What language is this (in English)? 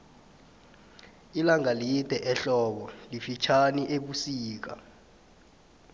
South Ndebele